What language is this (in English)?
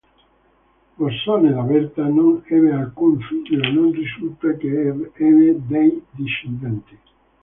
Italian